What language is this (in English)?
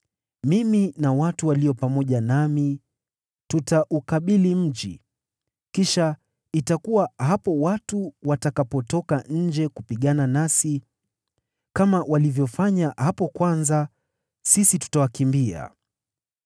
Swahili